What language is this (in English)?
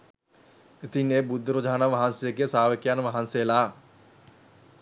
Sinhala